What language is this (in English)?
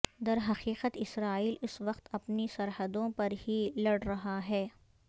Urdu